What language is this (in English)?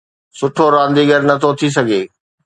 Sindhi